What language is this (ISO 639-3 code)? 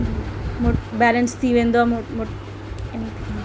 snd